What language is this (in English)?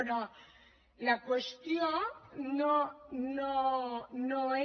Catalan